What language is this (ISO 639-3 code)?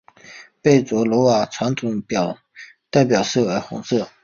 zho